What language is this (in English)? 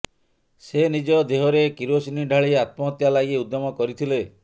Odia